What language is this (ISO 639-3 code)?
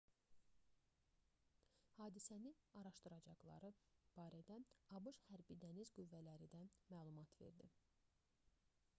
aze